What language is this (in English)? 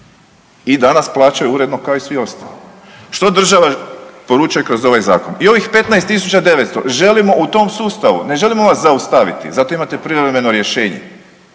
Croatian